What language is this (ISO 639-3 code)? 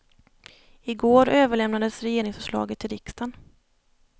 swe